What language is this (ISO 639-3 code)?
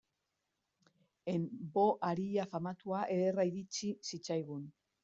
eus